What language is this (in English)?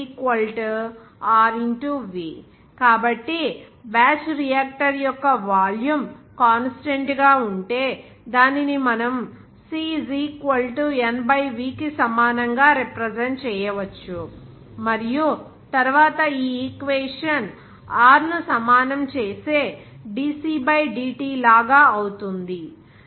Telugu